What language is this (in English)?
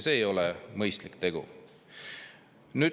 Estonian